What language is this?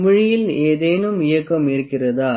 Tamil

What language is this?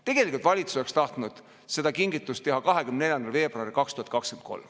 Estonian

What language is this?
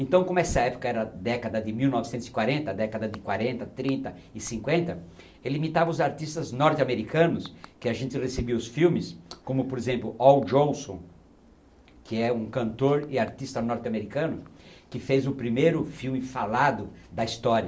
Portuguese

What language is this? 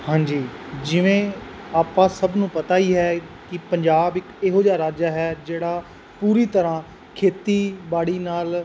Punjabi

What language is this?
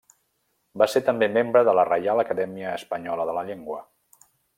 Catalan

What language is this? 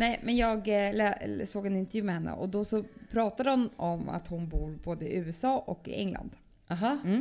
Swedish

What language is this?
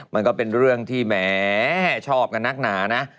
Thai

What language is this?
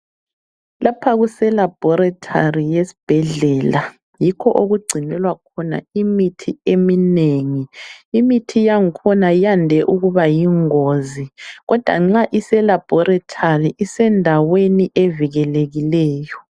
North Ndebele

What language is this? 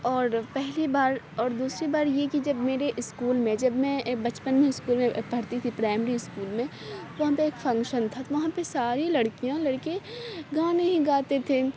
Urdu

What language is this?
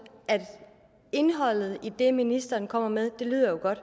Danish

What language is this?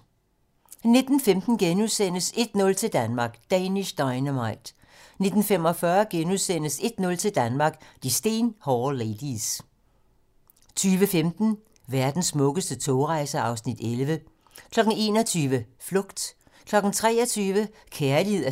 Danish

